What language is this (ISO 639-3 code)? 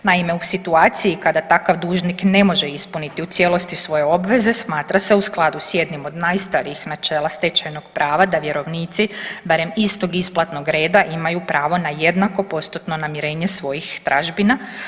hrv